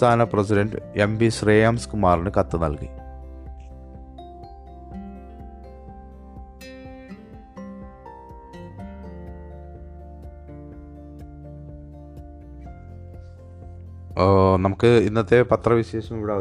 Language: Malayalam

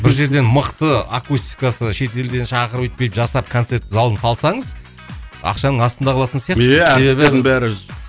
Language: Kazakh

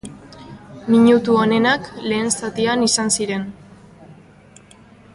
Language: Basque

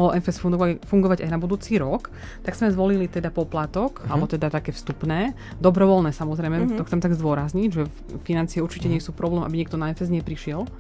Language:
Slovak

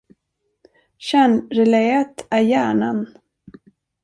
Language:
Swedish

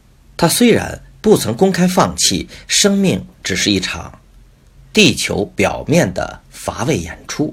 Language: Chinese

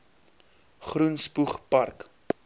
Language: Afrikaans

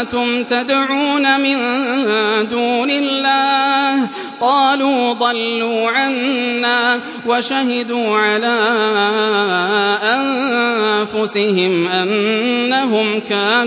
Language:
Arabic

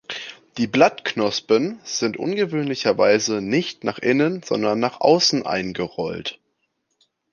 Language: German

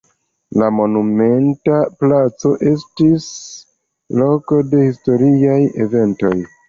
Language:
Esperanto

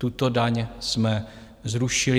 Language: Czech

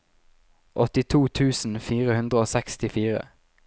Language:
Norwegian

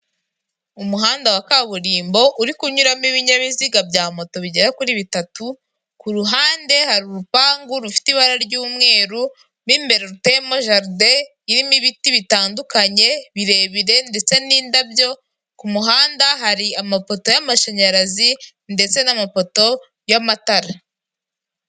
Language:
Kinyarwanda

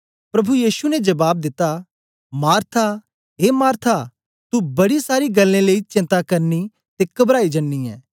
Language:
Dogri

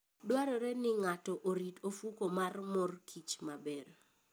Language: Luo (Kenya and Tanzania)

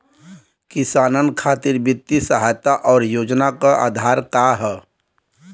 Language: Bhojpuri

